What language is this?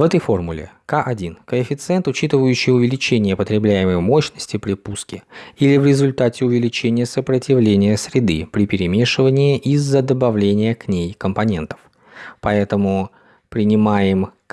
Russian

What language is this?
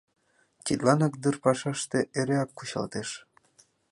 Mari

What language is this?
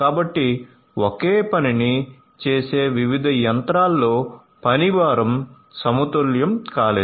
Telugu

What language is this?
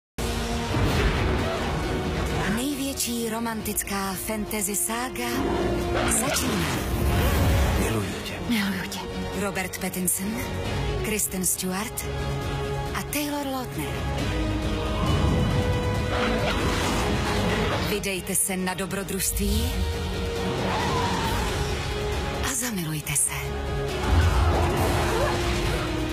Czech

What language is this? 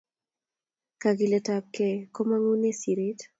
Kalenjin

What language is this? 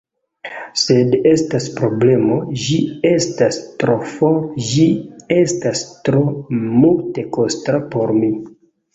Esperanto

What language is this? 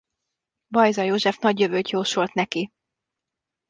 Hungarian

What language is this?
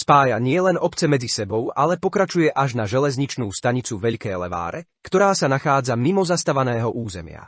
Slovak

